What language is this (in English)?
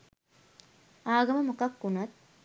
Sinhala